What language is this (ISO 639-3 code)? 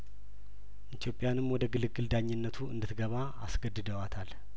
amh